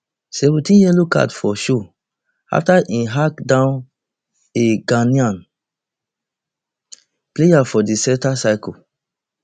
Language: Nigerian Pidgin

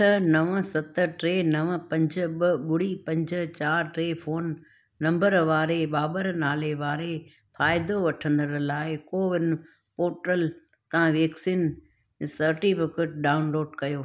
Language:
Sindhi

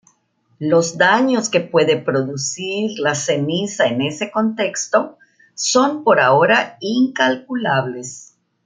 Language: Spanish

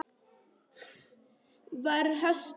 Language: Icelandic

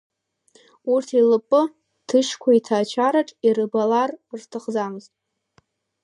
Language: Abkhazian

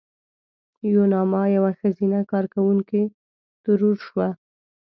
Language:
Pashto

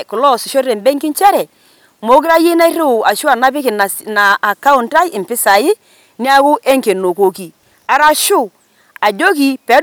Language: Masai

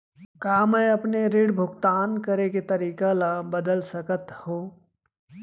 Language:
Chhattisgarhi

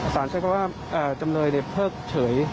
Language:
Thai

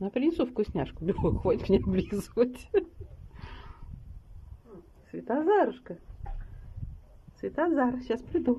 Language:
Russian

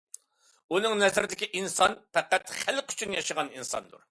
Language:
Uyghur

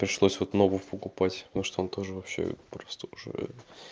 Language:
Russian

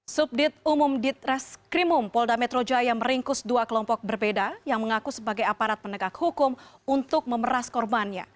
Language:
Indonesian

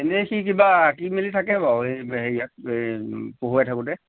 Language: Assamese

